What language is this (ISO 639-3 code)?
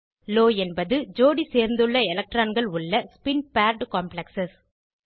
tam